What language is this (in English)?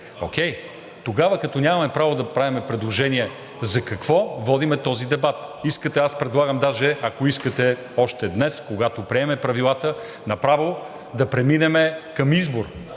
Bulgarian